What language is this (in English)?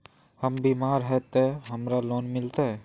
Magahi